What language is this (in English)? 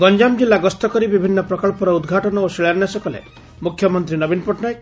Odia